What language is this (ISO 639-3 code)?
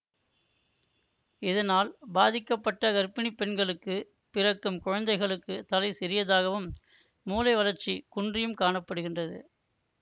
tam